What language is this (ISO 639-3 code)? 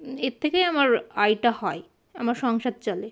ben